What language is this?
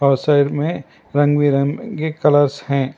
Hindi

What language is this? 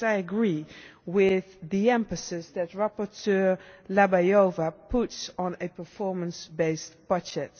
English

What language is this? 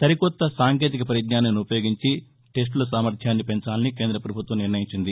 Telugu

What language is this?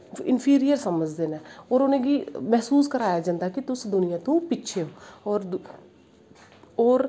Dogri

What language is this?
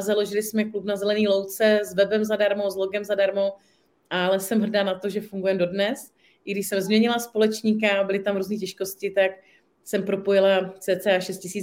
Czech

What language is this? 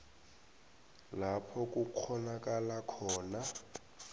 South Ndebele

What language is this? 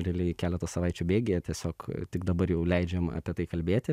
Lithuanian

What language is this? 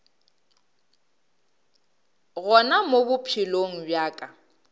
Northern Sotho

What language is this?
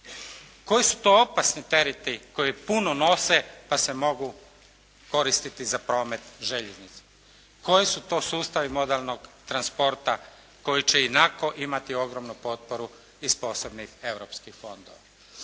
Croatian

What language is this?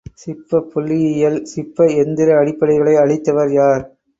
Tamil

